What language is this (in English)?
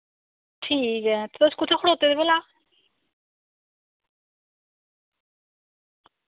Dogri